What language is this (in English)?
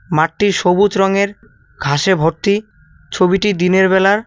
Bangla